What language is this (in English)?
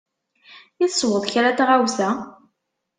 Kabyle